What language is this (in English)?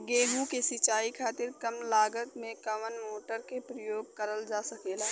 Bhojpuri